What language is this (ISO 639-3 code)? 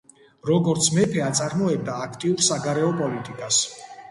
kat